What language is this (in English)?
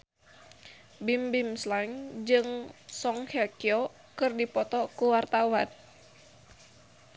Sundanese